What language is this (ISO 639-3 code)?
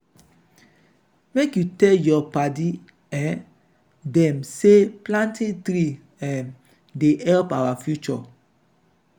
pcm